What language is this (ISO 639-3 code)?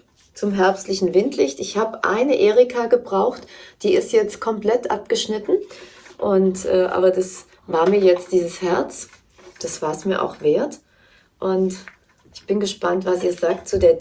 deu